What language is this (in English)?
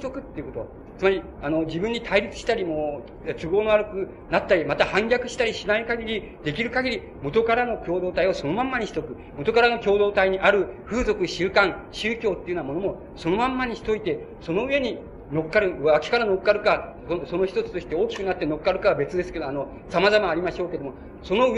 Japanese